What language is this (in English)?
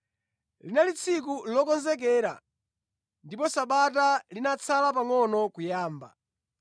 Nyanja